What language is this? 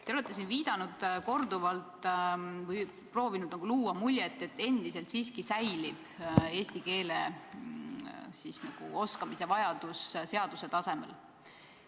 Estonian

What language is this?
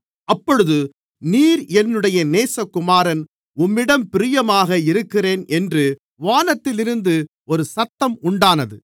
Tamil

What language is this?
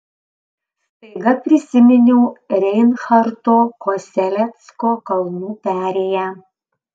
Lithuanian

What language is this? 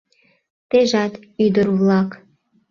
Mari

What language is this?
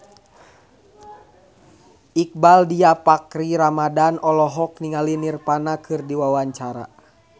Sundanese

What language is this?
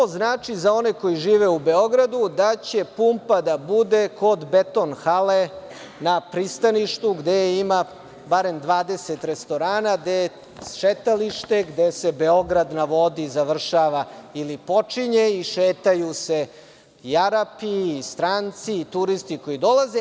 Serbian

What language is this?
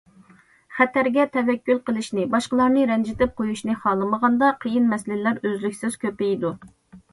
Uyghur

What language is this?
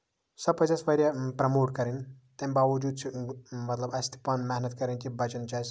Kashmiri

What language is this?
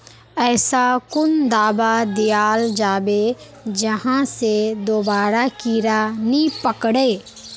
Magahi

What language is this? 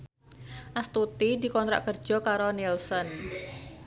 Javanese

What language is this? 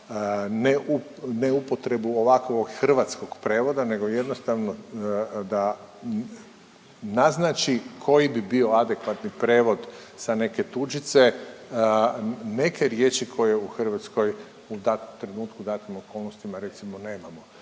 Croatian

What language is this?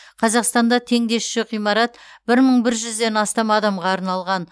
Kazakh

